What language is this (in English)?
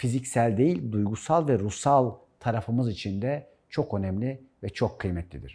Turkish